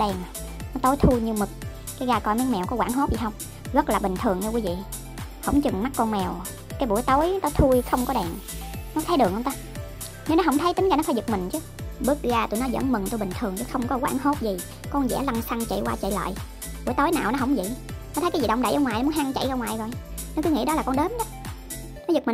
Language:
Vietnamese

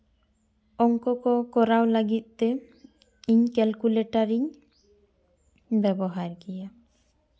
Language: Santali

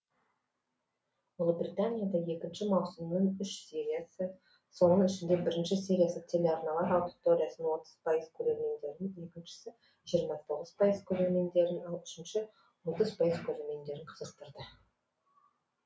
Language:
Kazakh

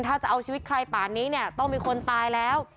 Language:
Thai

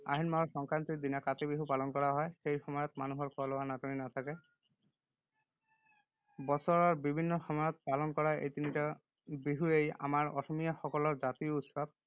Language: Assamese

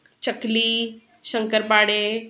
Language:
Marathi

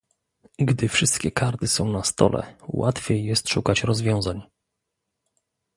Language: Polish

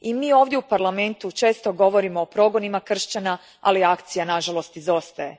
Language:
Croatian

